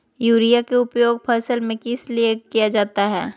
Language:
Magahi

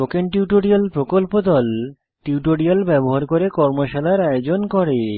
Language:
Bangla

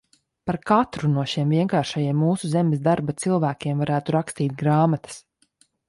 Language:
Latvian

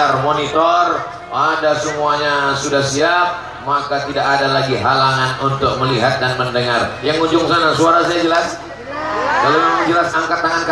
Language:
Indonesian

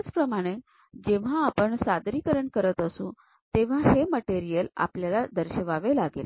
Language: Marathi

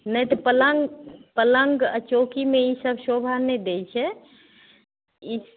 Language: Maithili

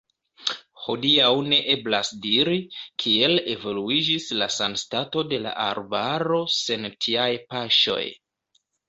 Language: Esperanto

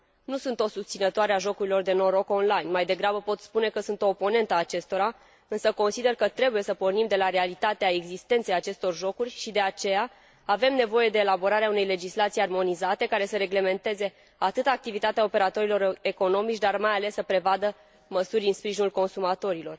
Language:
Romanian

